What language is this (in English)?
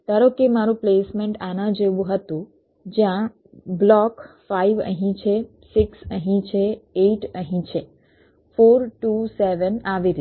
Gujarati